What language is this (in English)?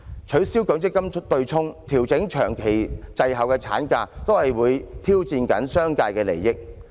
Cantonese